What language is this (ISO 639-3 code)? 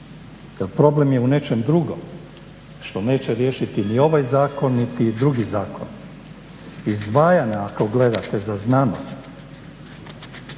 hrv